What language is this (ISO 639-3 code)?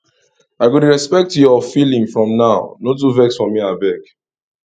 pcm